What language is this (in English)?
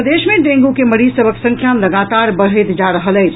Maithili